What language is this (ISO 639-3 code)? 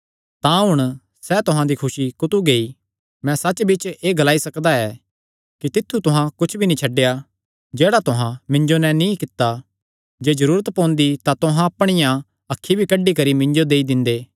xnr